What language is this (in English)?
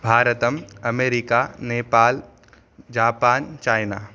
Sanskrit